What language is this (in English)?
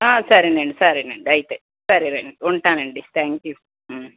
Telugu